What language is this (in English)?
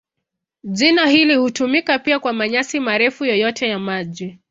Swahili